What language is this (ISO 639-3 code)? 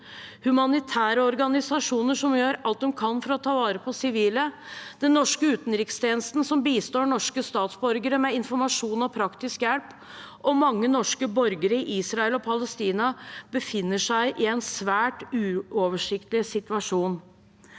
nor